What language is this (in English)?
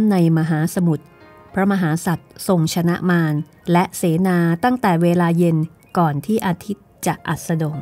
Thai